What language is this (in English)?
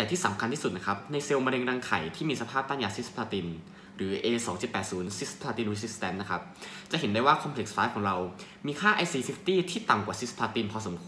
Thai